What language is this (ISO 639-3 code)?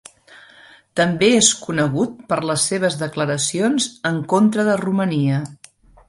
cat